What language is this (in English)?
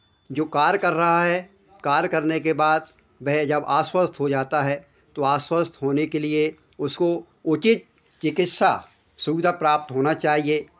Hindi